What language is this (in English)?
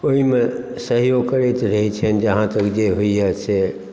Maithili